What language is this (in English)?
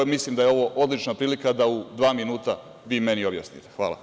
Serbian